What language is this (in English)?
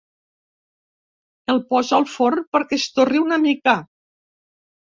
Catalan